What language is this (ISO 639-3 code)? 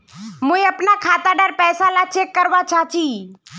mag